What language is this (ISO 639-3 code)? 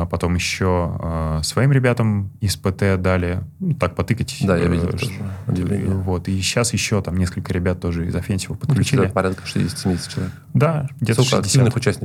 rus